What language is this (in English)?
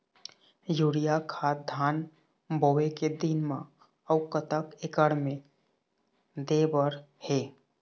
Chhattisgarhi